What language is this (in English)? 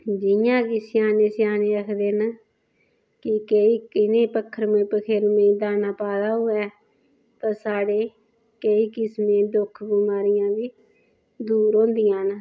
Dogri